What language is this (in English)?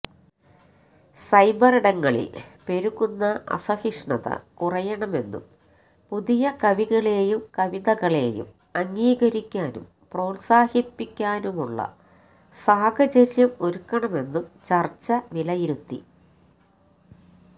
Malayalam